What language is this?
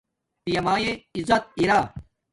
Domaaki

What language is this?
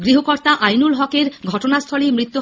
Bangla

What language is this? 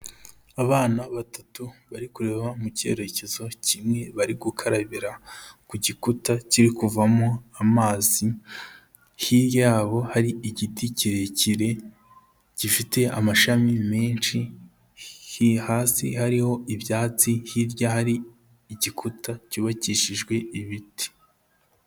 Kinyarwanda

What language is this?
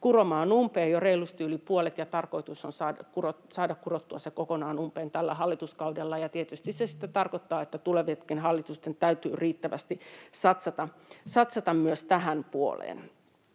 Finnish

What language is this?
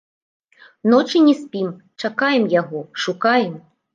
Belarusian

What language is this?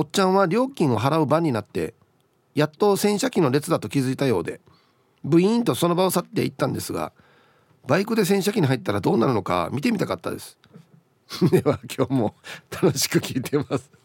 Japanese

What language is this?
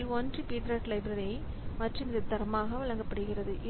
Tamil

